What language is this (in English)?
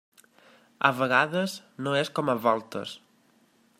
Catalan